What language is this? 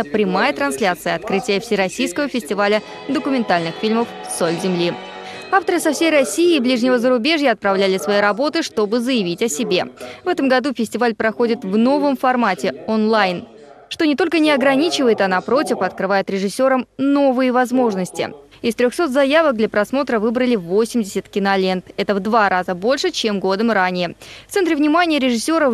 Russian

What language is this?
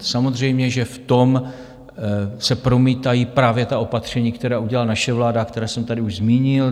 Czech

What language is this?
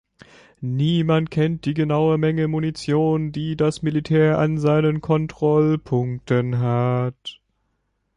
German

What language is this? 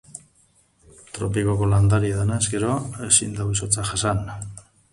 Basque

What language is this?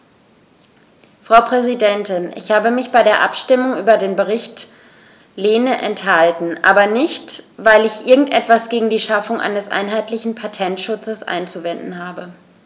German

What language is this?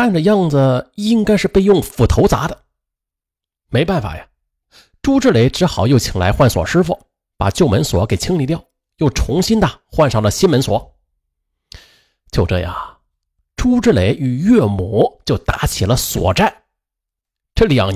Chinese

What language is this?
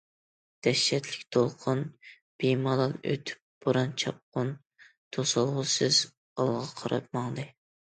Uyghur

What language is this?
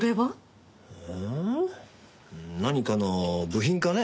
Japanese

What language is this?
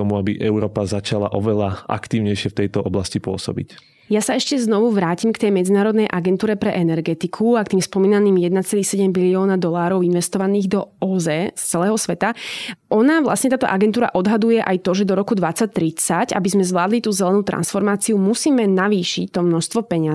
Slovak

